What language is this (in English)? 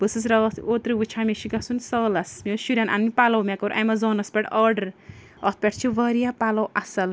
Kashmiri